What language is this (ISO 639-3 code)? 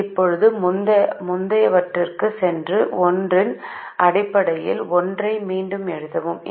tam